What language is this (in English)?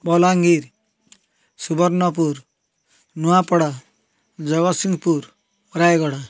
Odia